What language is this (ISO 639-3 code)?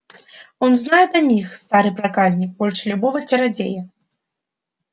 rus